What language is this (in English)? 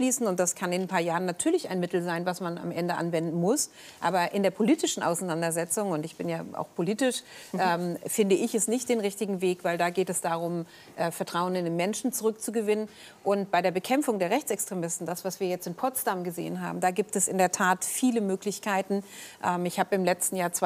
German